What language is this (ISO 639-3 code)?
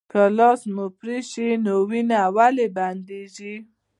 pus